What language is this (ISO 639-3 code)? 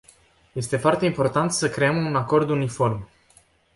ron